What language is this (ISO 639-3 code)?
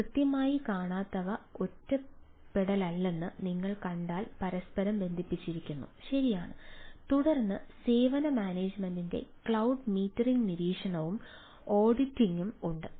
mal